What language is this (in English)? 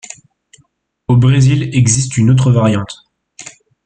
French